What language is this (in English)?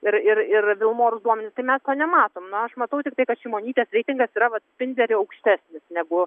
Lithuanian